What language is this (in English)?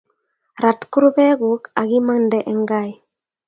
Kalenjin